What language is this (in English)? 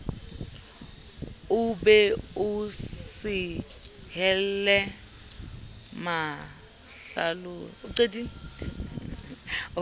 Southern Sotho